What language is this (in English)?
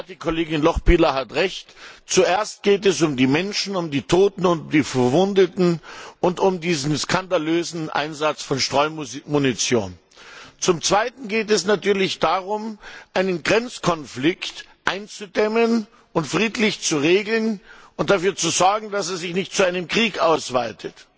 German